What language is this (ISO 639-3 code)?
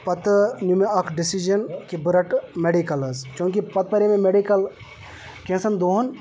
kas